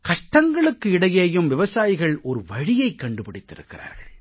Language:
Tamil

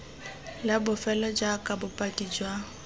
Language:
Tswana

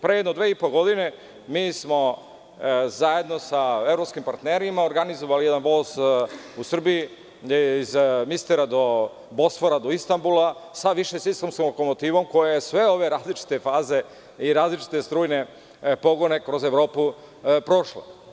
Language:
Serbian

